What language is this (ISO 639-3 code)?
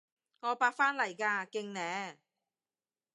yue